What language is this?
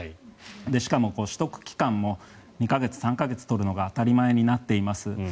Japanese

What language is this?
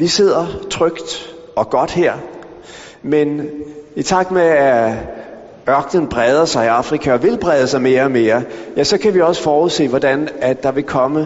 Danish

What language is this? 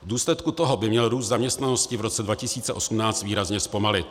Czech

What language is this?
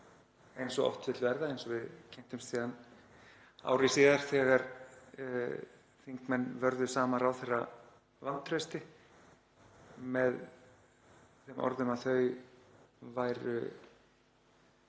Icelandic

